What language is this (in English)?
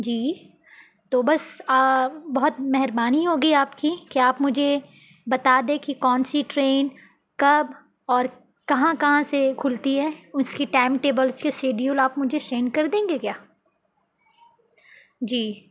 Urdu